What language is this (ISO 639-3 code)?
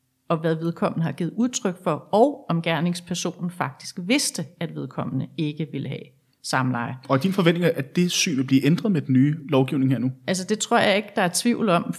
dan